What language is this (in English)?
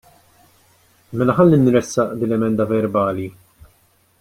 Maltese